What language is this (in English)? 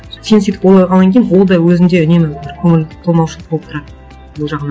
Kazakh